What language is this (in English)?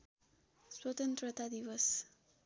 Nepali